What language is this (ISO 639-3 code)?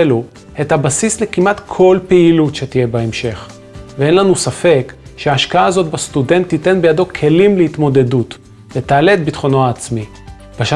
heb